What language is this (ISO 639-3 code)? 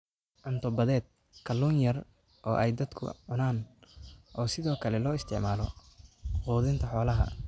som